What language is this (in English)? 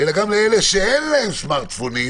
Hebrew